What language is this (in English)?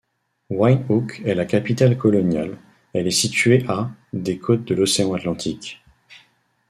French